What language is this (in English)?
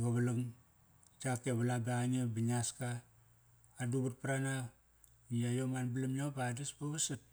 Kairak